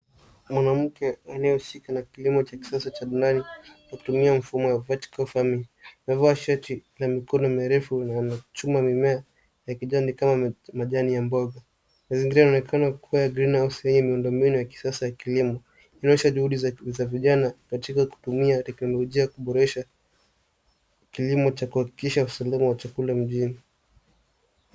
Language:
Swahili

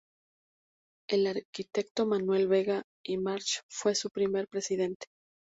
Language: Spanish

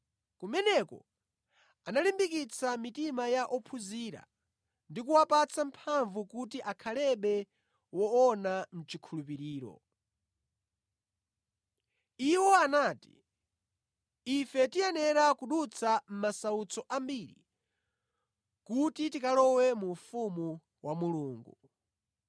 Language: Nyanja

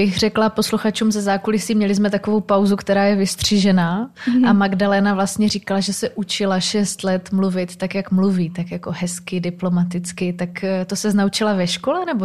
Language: Czech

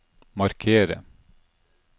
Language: Norwegian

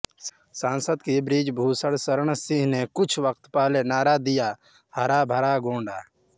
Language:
Hindi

